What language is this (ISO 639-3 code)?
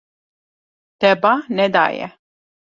kur